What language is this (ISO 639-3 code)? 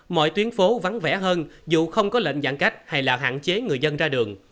vie